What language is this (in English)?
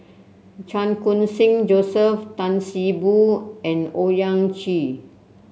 English